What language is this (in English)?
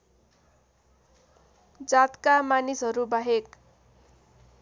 Nepali